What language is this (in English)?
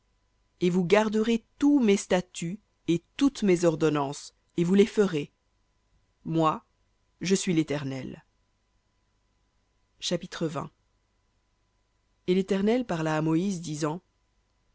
French